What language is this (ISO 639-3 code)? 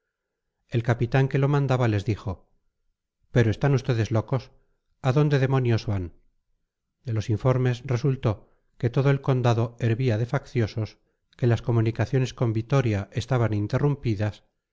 spa